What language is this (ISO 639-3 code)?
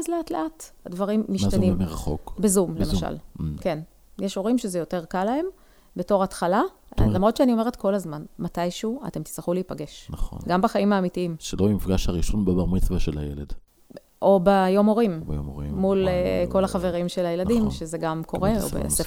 heb